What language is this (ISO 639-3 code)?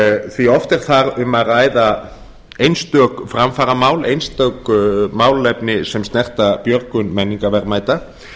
isl